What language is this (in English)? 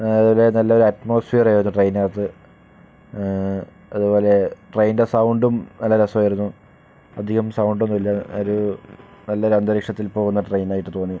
Malayalam